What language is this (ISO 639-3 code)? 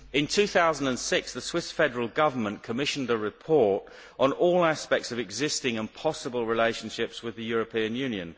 eng